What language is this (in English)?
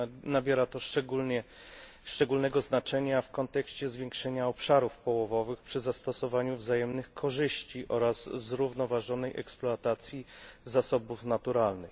Polish